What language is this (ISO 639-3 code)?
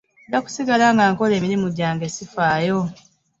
lug